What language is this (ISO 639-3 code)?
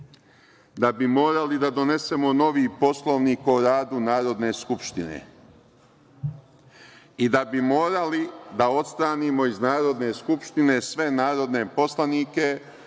srp